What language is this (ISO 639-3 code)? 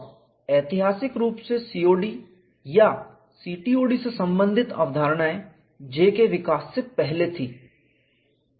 hin